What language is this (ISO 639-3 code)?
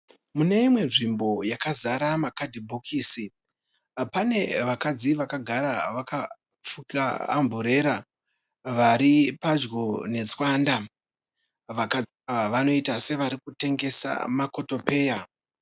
sna